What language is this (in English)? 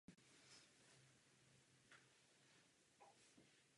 Czech